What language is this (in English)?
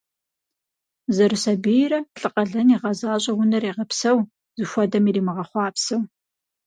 Kabardian